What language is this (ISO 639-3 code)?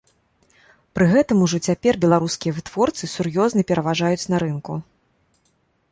bel